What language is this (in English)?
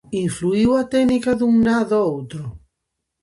Galician